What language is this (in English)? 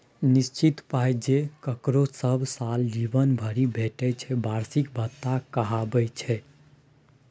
Maithili